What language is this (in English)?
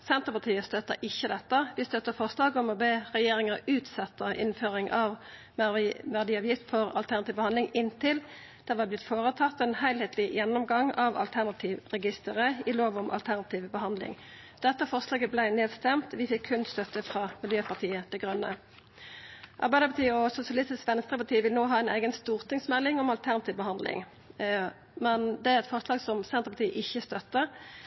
Norwegian Nynorsk